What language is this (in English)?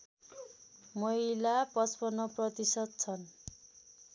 Nepali